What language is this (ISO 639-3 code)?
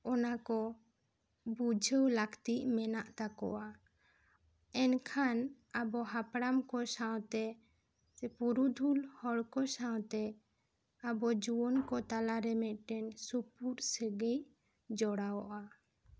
sat